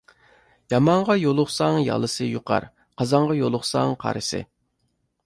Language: Uyghur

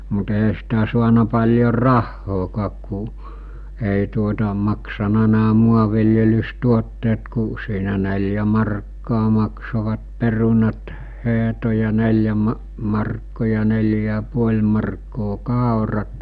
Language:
Finnish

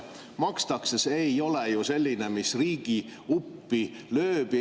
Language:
Estonian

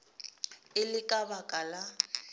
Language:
Northern Sotho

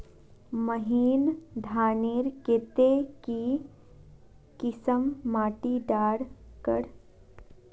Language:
Magahi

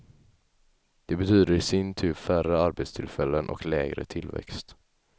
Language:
Swedish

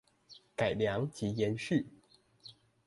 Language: Chinese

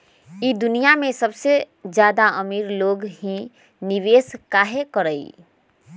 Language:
Magahi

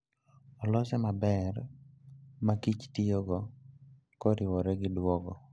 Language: Luo (Kenya and Tanzania)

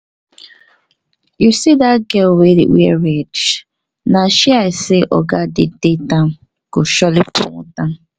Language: Nigerian Pidgin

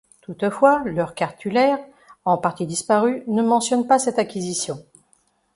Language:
French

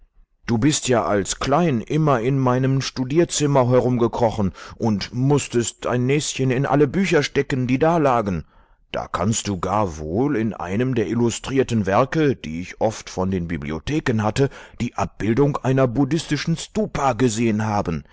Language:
German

